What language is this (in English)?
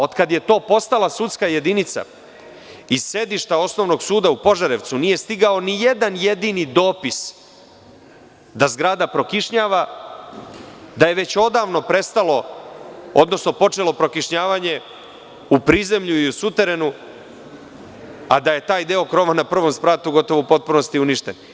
Serbian